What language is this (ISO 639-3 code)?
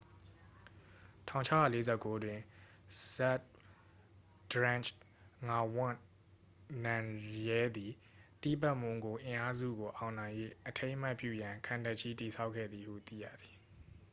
mya